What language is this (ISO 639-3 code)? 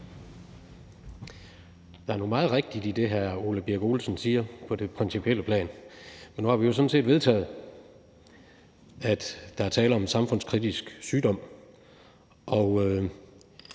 dan